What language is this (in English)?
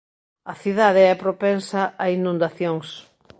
Galician